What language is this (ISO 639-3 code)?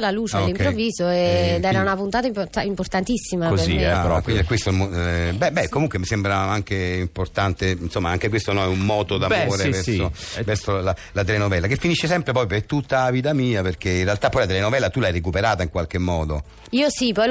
ita